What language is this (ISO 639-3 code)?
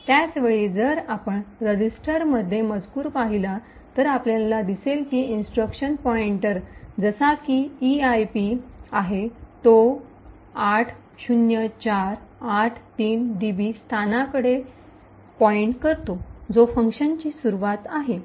mar